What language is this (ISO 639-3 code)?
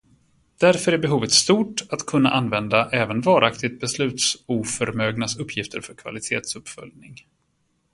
swe